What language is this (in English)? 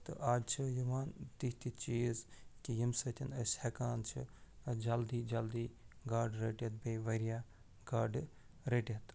Kashmiri